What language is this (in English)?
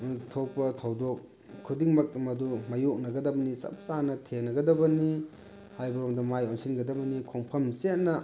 Manipuri